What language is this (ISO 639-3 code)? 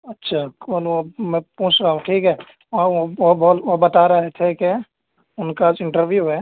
urd